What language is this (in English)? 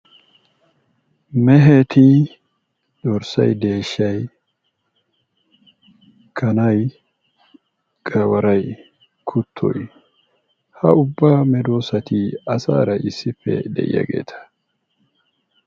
Wolaytta